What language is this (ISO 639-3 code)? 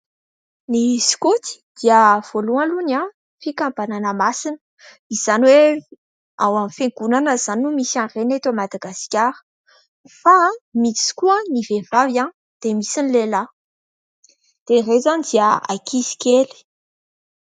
mlg